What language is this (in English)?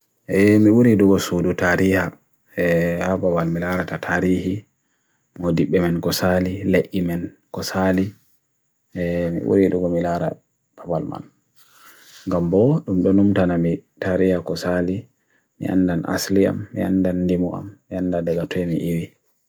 Bagirmi Fulfulde